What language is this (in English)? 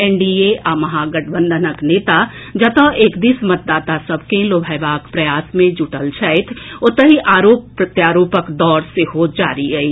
Maithili